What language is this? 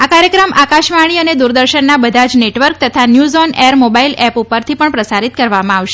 Gujarati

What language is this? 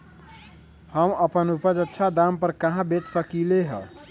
Magahi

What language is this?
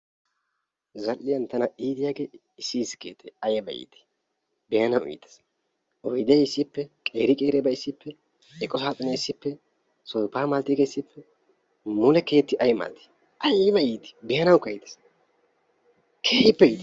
Wolaytta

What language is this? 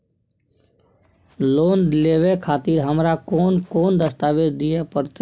Maithili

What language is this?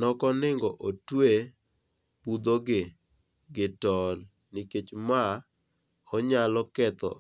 Luo (Kenya and Tanzania)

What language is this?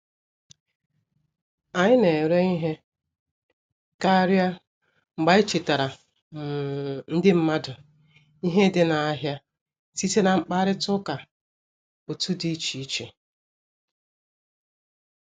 Igbo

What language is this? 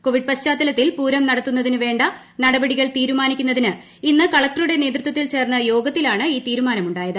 Malayalam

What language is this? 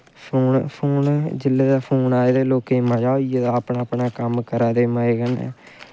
Dogri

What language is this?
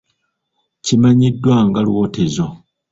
Ganda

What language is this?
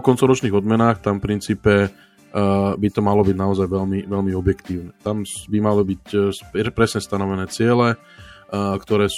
Slovak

